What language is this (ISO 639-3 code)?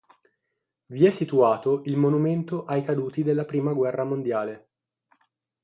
ita